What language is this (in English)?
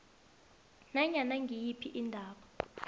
South Ndebele